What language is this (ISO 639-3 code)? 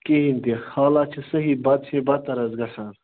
kas